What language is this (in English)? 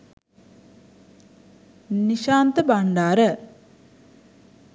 Sinhala